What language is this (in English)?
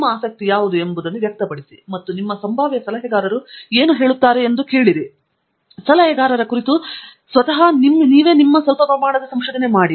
Kannada